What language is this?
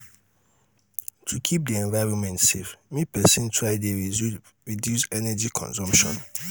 Nigerian Pidgin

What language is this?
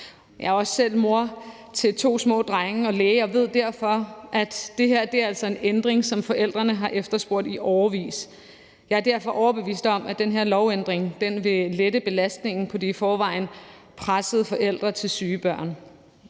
Danish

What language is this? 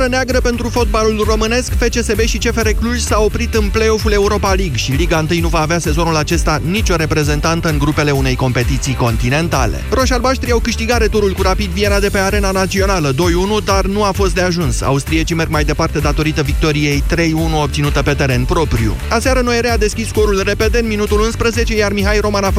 Romanian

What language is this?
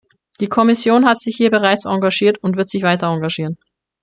German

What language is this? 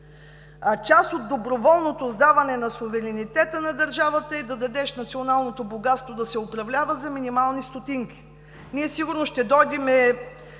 Bulgarian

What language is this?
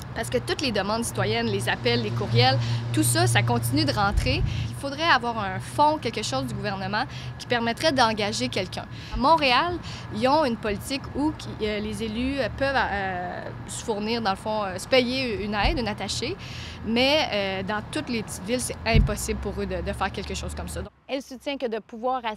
French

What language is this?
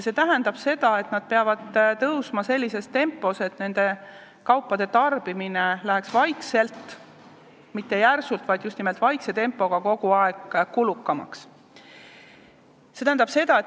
Estonian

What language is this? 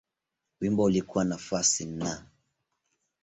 Swahili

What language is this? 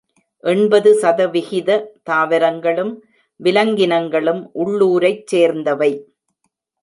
Tamil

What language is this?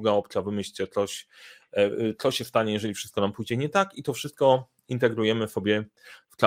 Polish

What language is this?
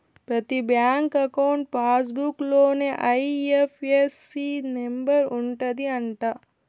Telugu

